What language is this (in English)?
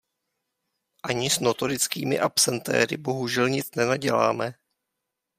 Czech